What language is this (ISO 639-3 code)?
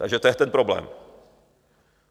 ces